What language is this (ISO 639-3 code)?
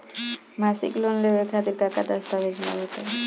bho